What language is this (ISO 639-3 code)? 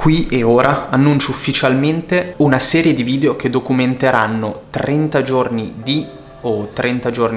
ita